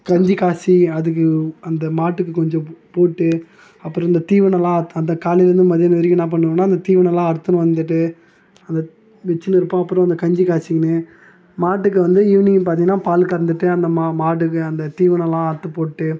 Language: Tamil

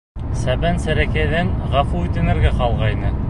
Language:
Bashkir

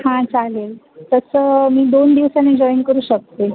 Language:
Marathi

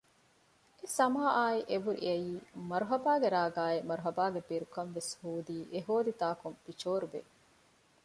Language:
Divehi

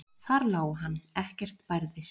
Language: Icelandic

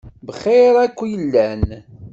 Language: Kabyle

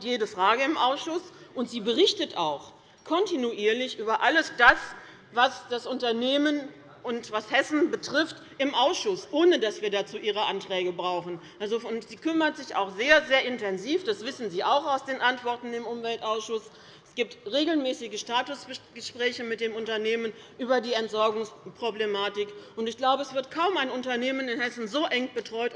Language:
German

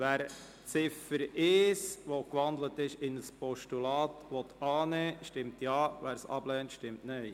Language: Swiss German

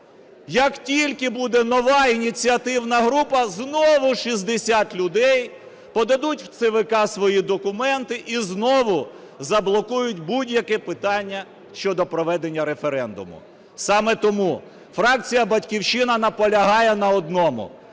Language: Ukrainian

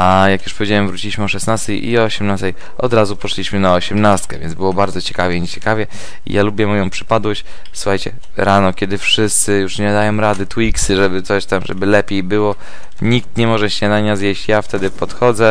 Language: Polish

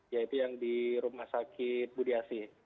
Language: Indonesian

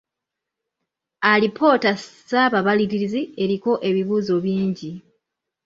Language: Ganda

